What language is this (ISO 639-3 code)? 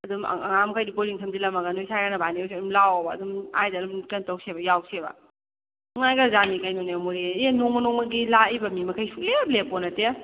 mni